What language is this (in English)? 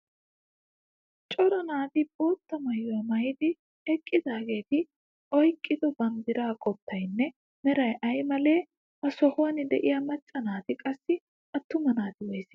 Wolaytta